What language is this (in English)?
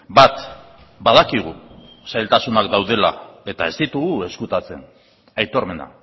Basque